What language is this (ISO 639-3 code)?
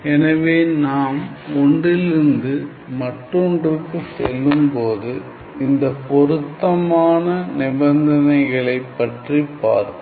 tam